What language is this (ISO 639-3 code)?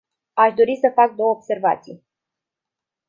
ron